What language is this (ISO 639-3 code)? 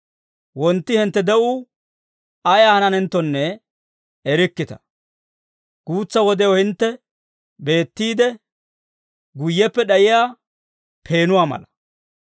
dwr